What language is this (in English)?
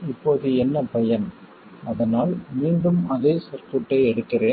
Tamil